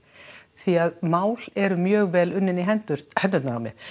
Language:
Icelandic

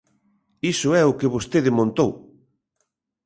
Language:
Galician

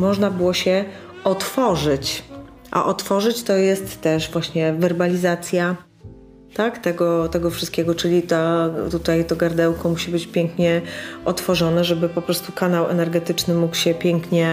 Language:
Polish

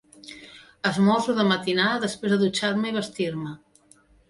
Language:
Catalan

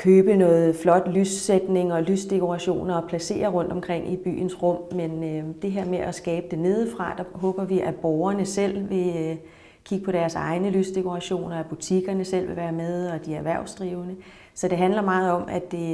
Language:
Danish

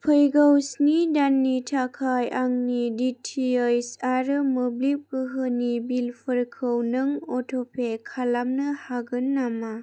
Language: Bodo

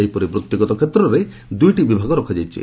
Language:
Odia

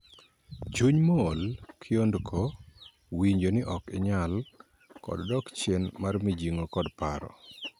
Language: Luo (Kenya and Tanzania)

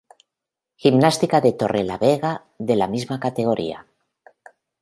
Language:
Spanish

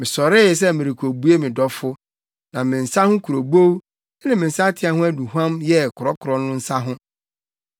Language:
Akan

